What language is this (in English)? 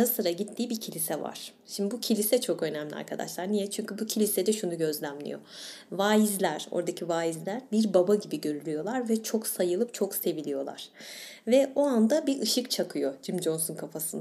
Turkish